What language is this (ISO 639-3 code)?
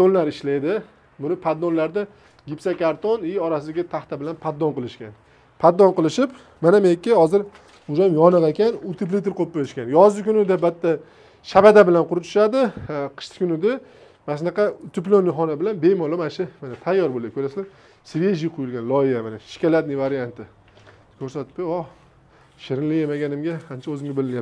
tur